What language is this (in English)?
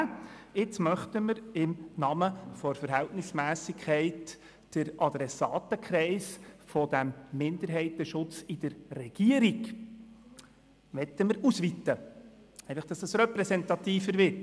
Swiss German